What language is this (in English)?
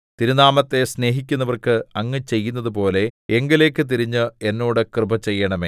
Malayalam